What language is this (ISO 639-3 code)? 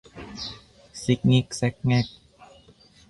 tha